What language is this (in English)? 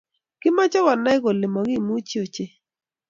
Kalenjin